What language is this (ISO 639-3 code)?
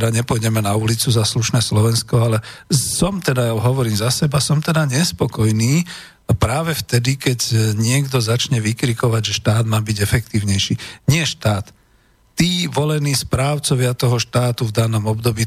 slk